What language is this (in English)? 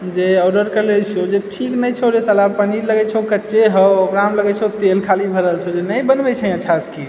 Maithili